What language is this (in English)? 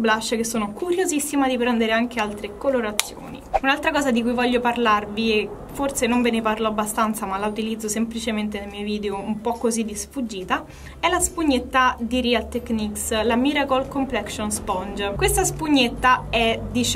Italian